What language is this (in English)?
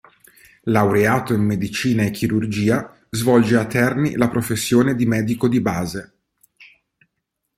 Italian